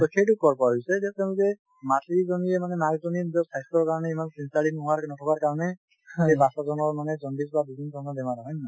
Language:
Assamese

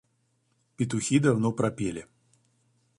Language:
Russian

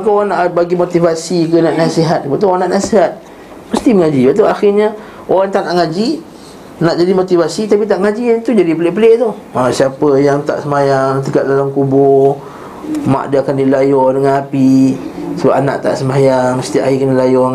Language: Malay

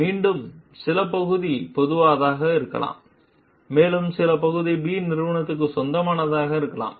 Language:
Tamil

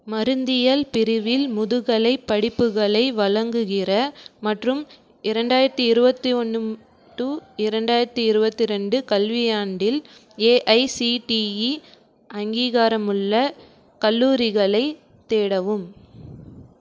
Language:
Tamil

